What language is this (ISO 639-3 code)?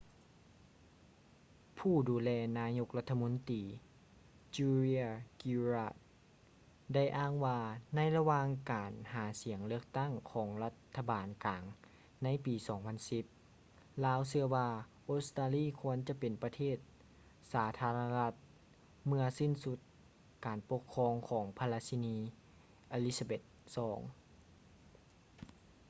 lao